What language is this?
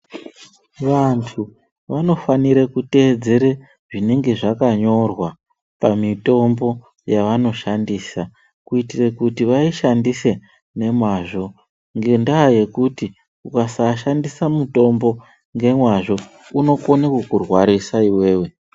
Ndau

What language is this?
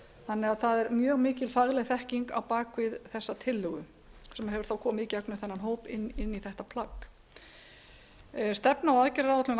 Icelandic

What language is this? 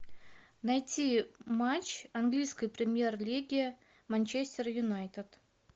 Russian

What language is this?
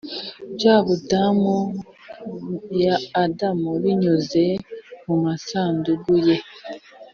Kinyarwanda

